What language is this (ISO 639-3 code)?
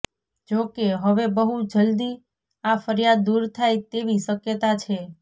guj